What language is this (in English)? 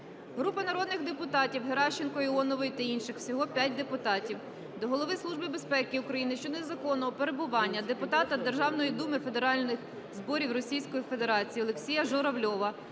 Ukrainian